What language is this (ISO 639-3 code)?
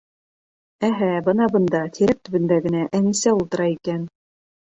bak